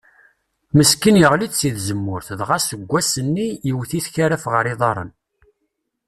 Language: Kabyle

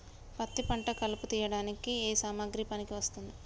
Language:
Telugu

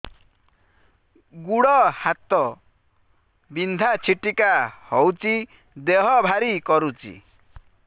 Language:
Odia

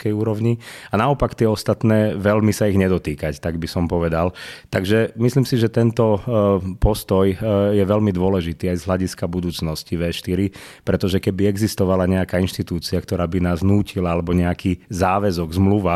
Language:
Slovak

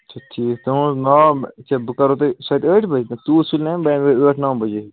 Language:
Kashmiri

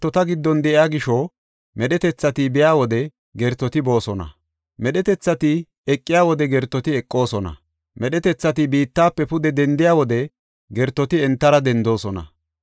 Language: Gofa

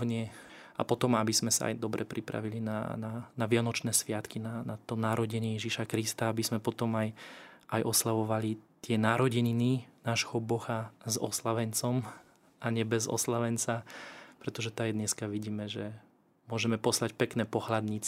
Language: Slovak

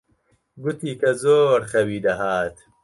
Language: Central Kurdish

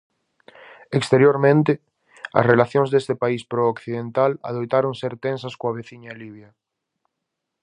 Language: Galician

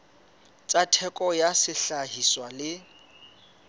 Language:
Southern Sotho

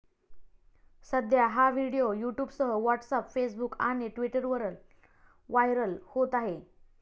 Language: Marathi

